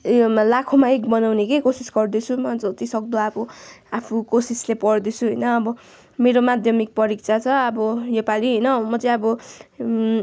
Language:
Nepali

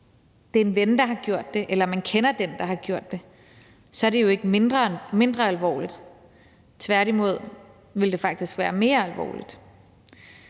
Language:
Danish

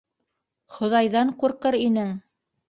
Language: Bashkir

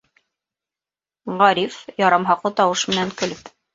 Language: Bashkir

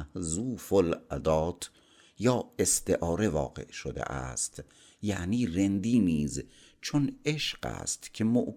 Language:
Persian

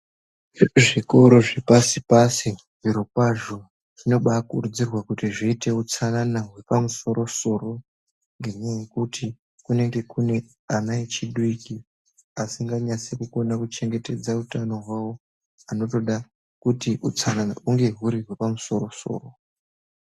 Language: Ndau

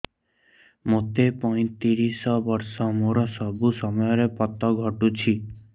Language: Odia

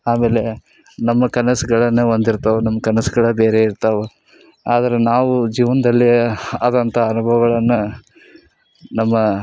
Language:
Kannada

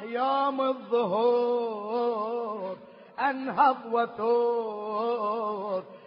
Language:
Arabic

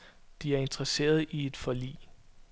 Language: Danish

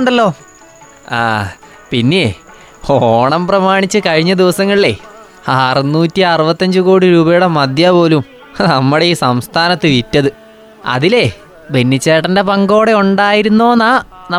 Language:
Malayalam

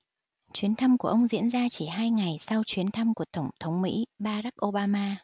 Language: Vietnamese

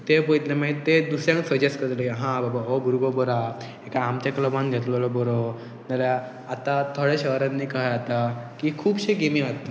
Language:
Konkani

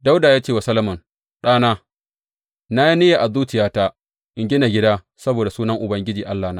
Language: Hausa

